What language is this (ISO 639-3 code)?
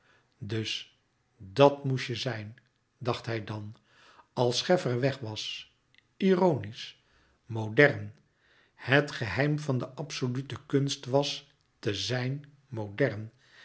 nld